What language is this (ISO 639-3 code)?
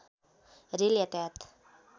nep